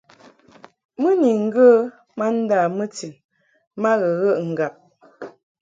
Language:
Mungaka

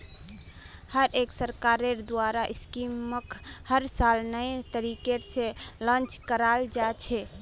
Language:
Magahi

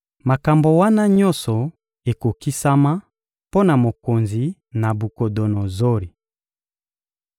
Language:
Lingala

